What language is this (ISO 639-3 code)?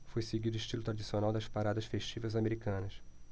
por